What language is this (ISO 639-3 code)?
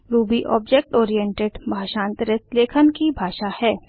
hin